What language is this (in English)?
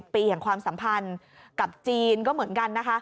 Thai